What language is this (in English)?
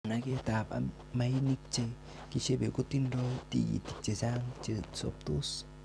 Kalenjin